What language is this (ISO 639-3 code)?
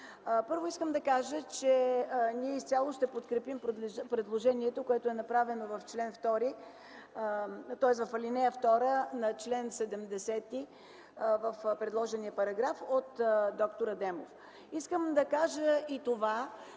bul